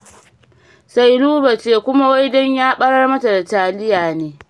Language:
Hausa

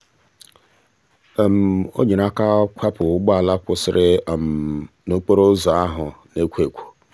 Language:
Igbo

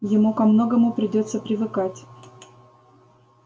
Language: Russian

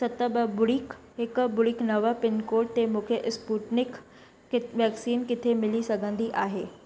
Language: Sindhi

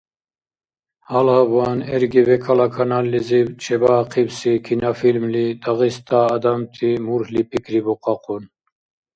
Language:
Dargwa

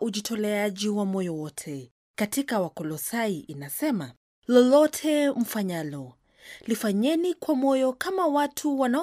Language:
Swahili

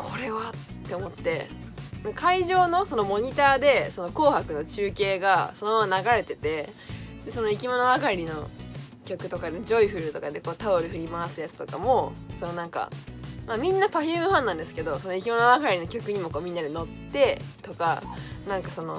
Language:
Japanese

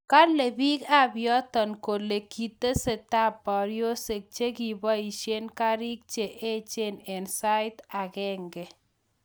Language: Kalenjin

